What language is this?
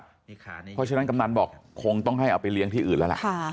Thai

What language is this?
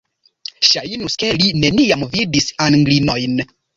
Esperanto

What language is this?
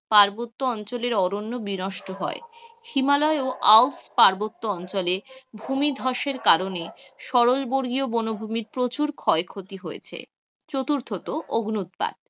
Bangla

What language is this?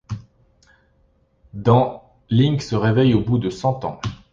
French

